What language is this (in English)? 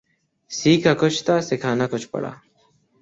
Urdu